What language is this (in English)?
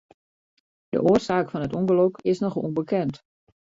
Western Frisian